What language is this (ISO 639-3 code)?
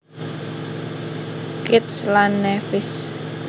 jav